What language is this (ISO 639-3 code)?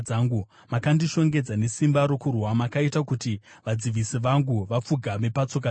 sna